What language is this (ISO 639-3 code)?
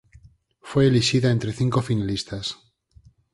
glg